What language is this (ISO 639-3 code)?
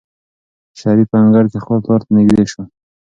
pus